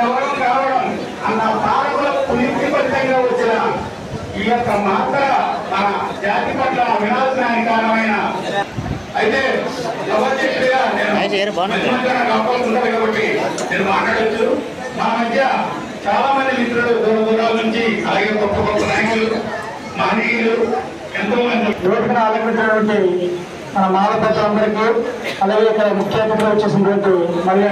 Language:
Telugu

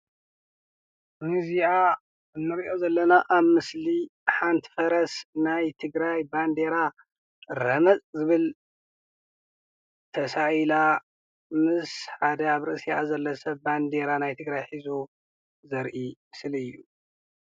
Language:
Tigrinya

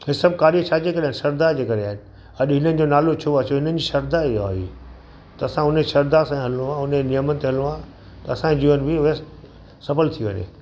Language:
Sindhi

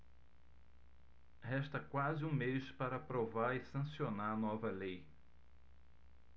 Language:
Portuguese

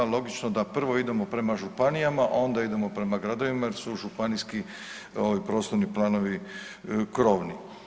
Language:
Croatian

